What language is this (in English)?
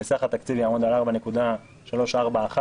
Hebrew